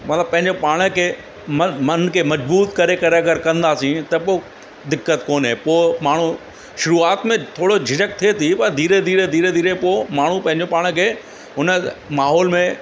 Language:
Sindhi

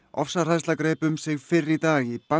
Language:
Icelandic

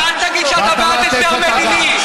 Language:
Hebrew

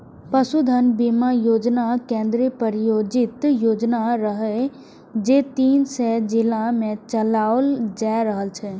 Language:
Maithili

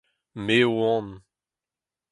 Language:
Breton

